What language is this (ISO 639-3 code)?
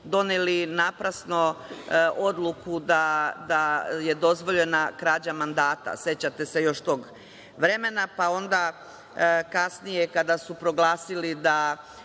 srp